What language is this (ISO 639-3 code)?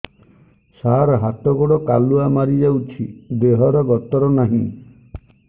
ori